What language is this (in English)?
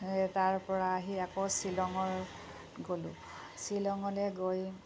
Assamese